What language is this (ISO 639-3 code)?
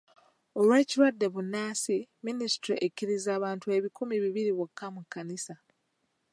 lug